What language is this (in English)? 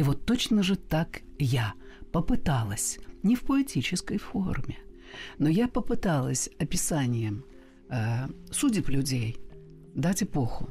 Russian